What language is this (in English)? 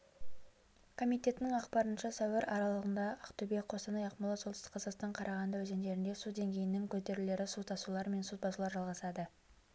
Kazakh